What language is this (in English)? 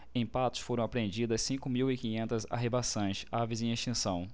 Portuguese